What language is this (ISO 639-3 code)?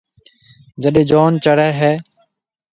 mve